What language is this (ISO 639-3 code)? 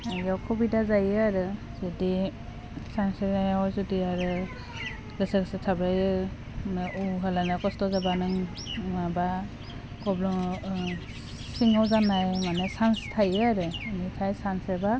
brx